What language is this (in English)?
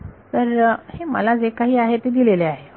Marathi